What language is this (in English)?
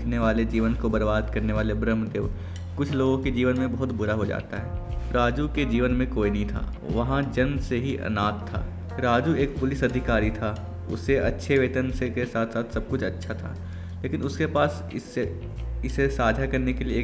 Hindi